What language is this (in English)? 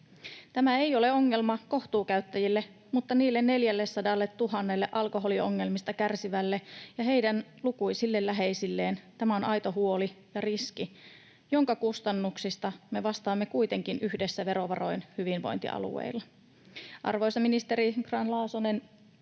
Finnish